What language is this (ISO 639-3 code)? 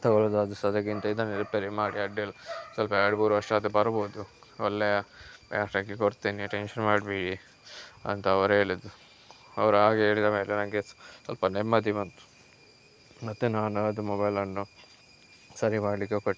kan